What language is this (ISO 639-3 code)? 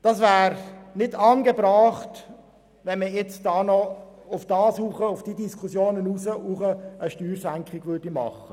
gsw